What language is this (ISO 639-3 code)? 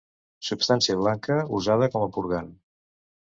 cat